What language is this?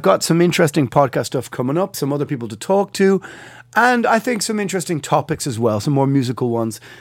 English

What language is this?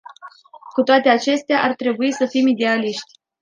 Romanian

